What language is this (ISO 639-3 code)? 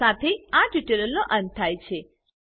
guj